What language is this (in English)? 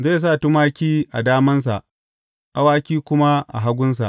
Hausa